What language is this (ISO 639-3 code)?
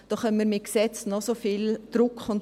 gsw